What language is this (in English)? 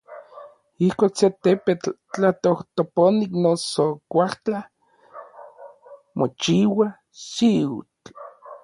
Orizaba Nahuatl